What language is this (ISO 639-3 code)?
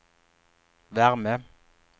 swe